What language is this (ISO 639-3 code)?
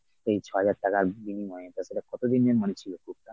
ben